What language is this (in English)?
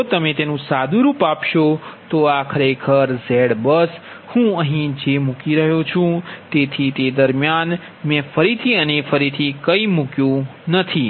Gujarati